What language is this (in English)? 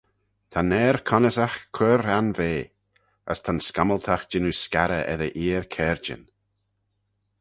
Manx